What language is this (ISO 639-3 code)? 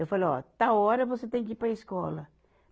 por